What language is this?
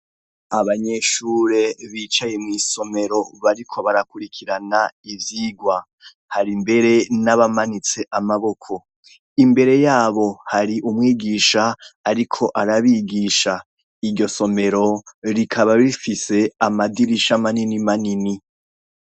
Rundi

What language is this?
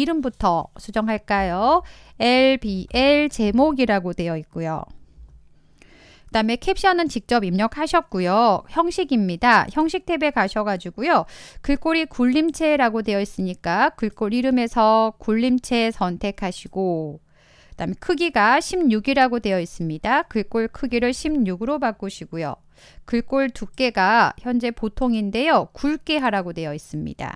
Korean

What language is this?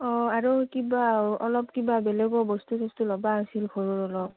Assamese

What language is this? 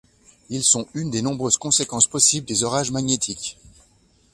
French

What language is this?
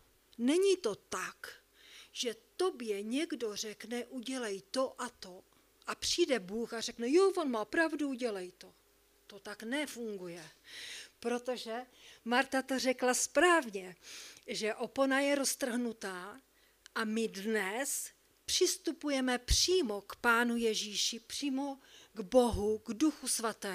Czech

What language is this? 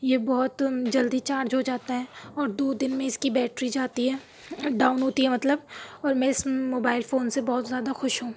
Urdu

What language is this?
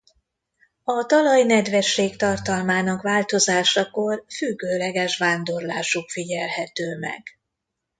Hungarian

